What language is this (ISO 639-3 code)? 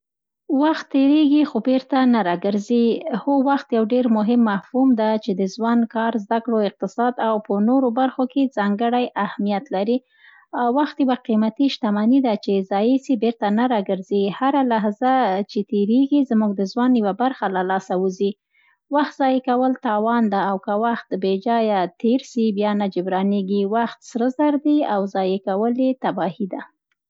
pst